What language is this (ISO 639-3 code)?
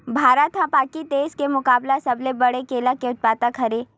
hne